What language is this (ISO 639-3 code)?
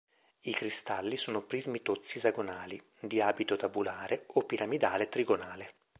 ita